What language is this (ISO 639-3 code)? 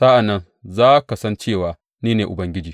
hau